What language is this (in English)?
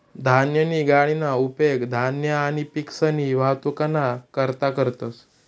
Marathi